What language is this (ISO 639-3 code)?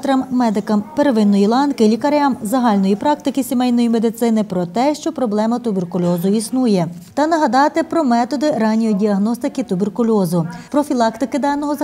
ukr